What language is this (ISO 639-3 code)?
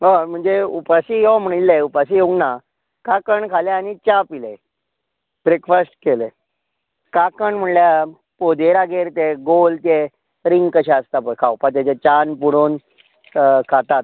kok